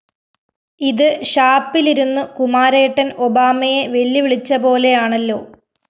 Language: Malayalam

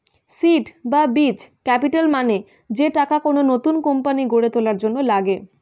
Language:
Bangla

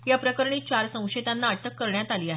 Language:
Marathi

